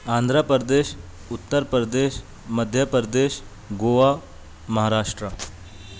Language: Urdu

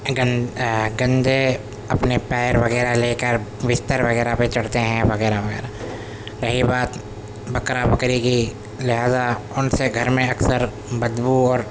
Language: Urdu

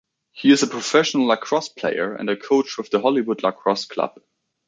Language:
English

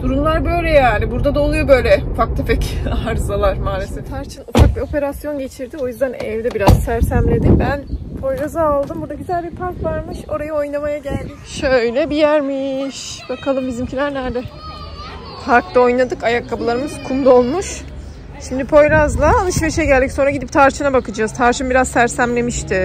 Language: Turkish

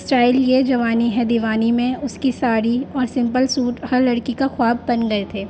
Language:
Urdu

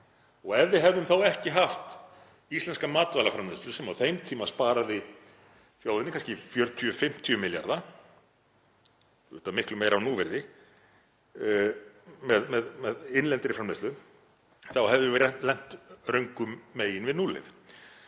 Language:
Icelandic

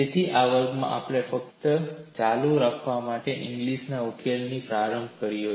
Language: Gujarati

